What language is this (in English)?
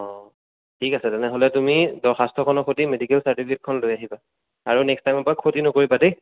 Assamese